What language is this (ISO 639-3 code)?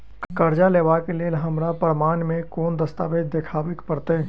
mai